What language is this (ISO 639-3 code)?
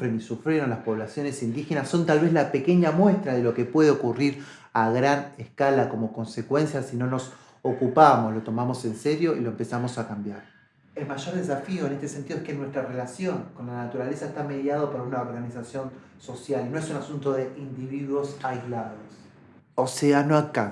spa